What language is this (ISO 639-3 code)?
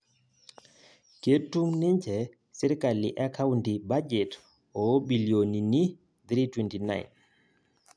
mas